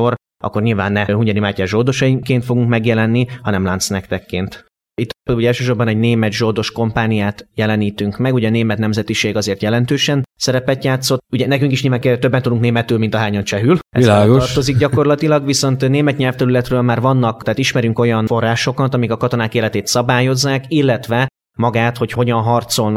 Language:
Hungarian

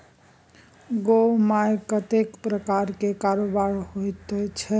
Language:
Maithili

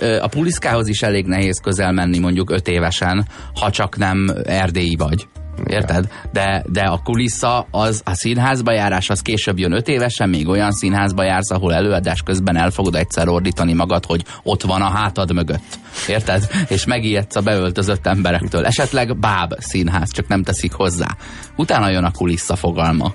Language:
Hungarian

